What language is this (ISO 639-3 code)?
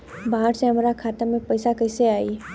bho